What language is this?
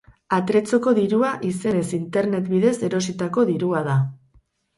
Basque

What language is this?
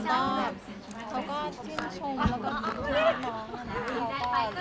Thai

